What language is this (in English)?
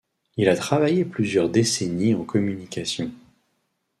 French